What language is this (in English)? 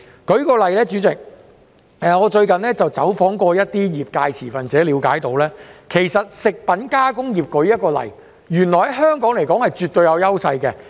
Cantonese